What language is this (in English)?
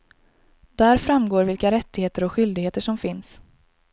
Swedish